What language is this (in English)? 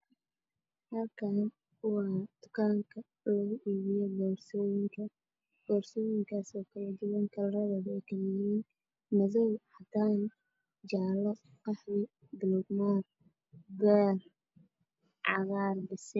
Somali